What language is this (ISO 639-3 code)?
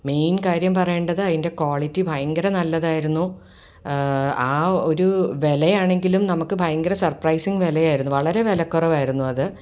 mal